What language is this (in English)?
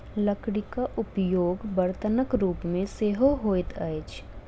Maithili